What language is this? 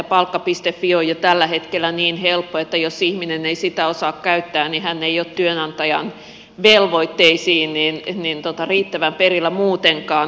Finnish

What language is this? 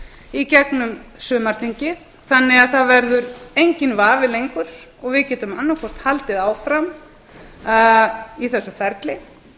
Icelandic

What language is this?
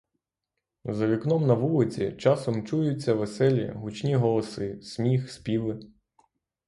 Ukrainian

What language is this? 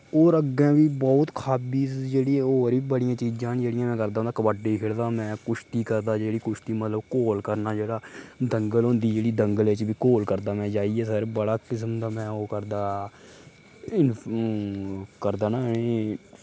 Dogri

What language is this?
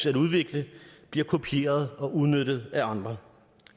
Danish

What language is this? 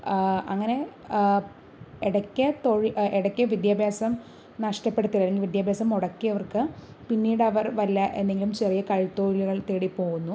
Malayalam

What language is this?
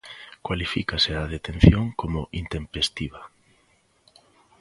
Galician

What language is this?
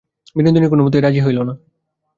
Bangla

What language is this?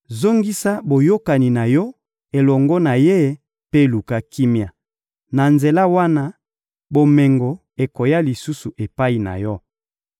Lingala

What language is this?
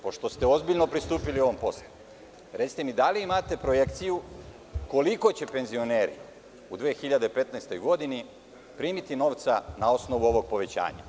Serbian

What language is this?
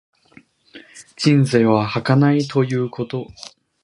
Japanese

